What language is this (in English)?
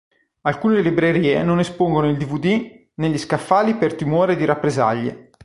Italian